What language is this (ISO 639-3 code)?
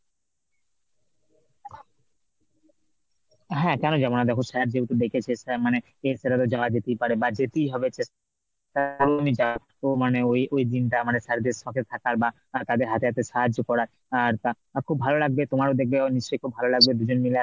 ben